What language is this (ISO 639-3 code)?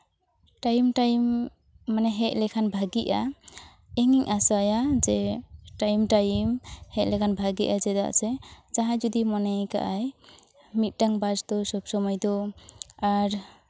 sat